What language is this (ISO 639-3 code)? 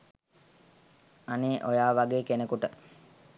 sin